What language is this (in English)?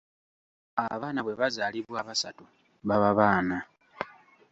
Ganda